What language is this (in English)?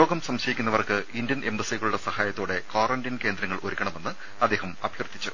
Malayalam